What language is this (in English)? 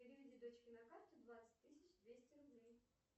Russian